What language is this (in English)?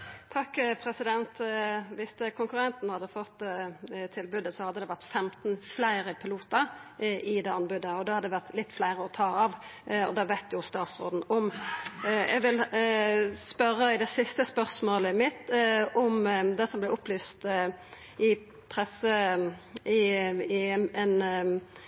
Norwegian Nynorsk